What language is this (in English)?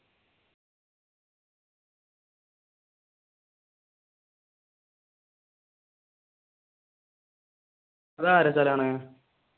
Malayalam